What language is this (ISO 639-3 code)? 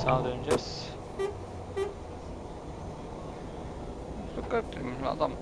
tur